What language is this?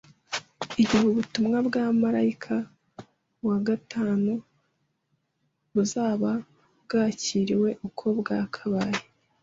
Kinyarwanda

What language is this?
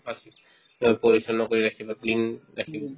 Assamese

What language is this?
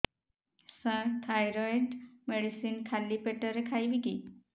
Odia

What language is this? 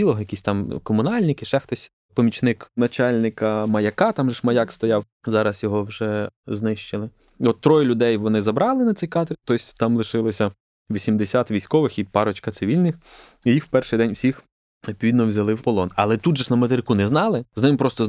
Ukrainian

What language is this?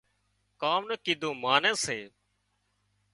Wadiyara Koli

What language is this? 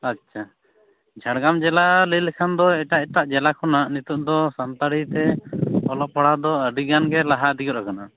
Santali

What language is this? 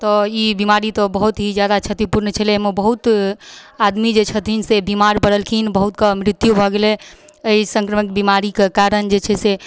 Maithili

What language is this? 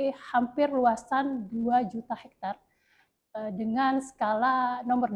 Indonesian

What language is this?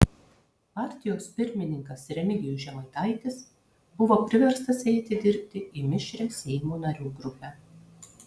Lithuanian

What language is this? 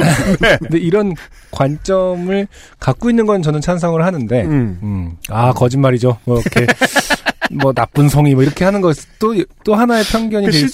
Korean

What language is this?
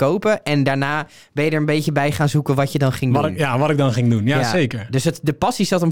Dutch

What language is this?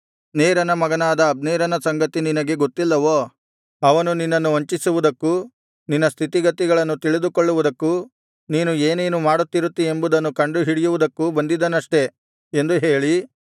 Kannada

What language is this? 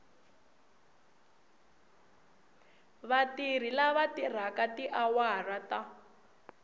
Tsonga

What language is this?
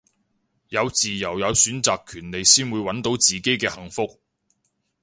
Cantonese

